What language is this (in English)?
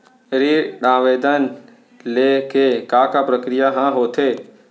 Chhattisgarhi